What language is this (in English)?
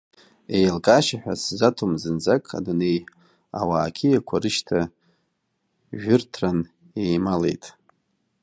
Abkhazian